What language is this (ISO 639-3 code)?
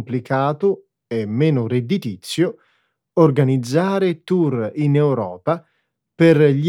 ita